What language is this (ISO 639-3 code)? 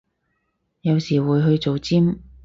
yue